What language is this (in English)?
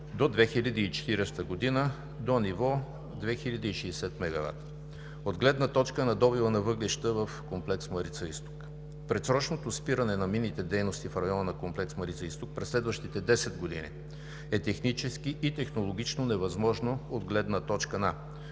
Bulgarian